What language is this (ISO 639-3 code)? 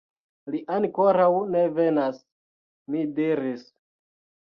epo